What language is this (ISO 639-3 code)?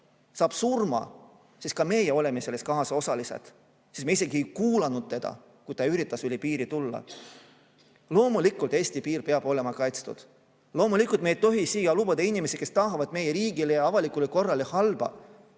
est